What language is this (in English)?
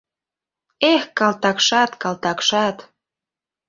Mari